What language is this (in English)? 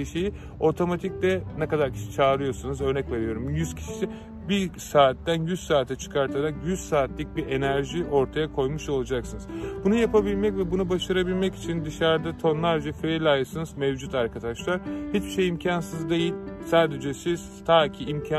Turkish